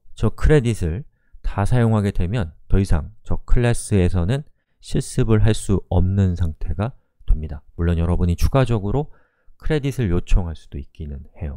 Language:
Korean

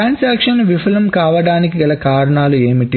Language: Telugu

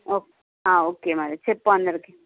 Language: Telugu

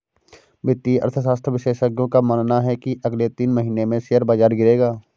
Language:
Hindi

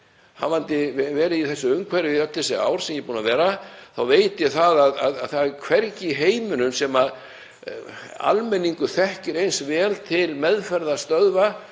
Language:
Icelandic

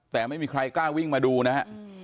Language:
Thai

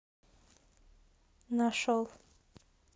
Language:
Russian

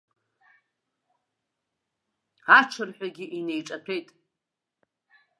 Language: Abkhazian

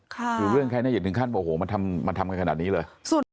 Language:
Thai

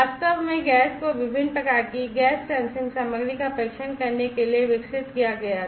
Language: Hindi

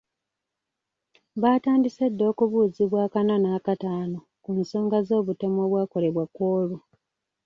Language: Ganda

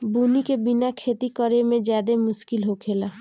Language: Bhojpuri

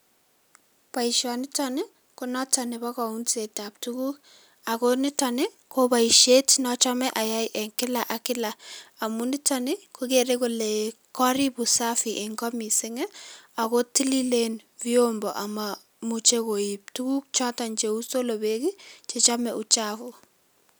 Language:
Kalenjin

